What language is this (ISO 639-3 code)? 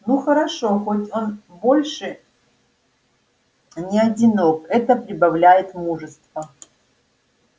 rus